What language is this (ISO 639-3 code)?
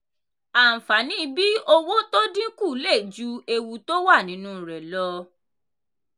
yor